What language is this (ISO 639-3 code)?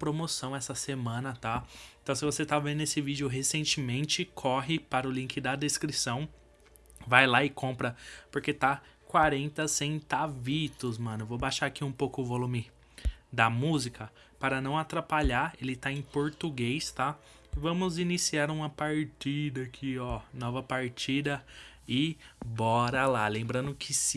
por